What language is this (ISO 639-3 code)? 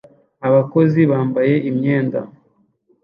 kin